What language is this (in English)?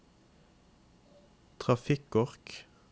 Norwegian